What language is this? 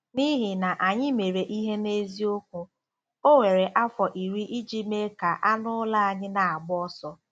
Igbo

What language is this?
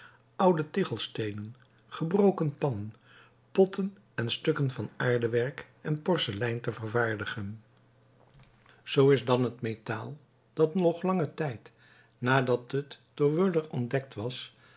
Dutch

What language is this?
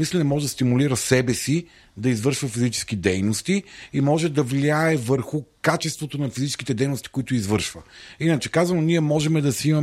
Bulgarian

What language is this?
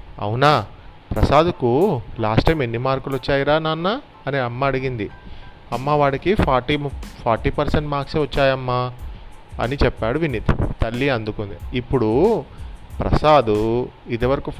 Telugu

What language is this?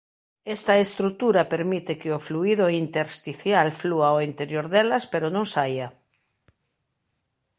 Galician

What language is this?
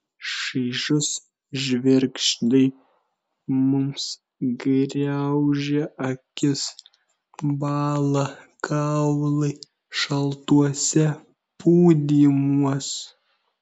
Lithuanian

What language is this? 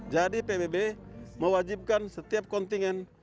Indonesian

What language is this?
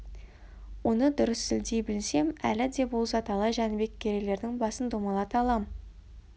Kazakh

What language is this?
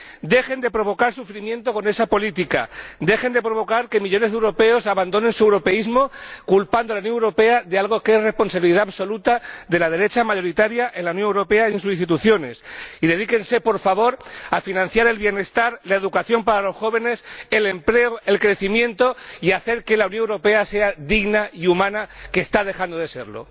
Spanish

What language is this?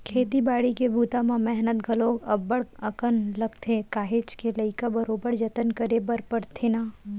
Chhattisgarhi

